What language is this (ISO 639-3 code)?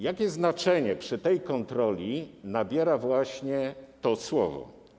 pol